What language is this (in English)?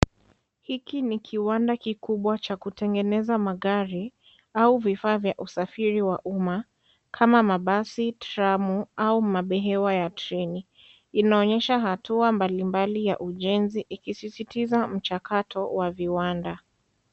Swahili